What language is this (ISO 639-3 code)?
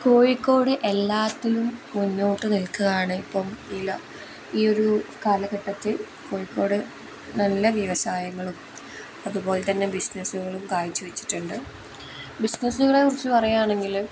mal